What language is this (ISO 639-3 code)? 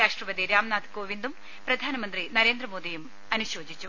mal